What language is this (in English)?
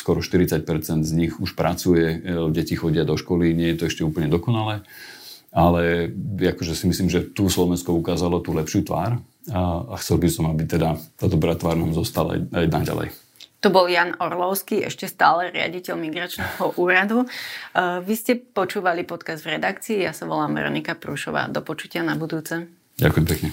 Slovak